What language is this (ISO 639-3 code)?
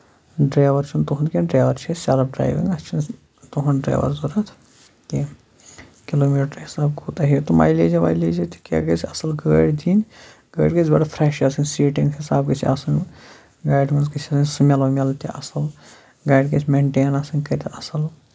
kas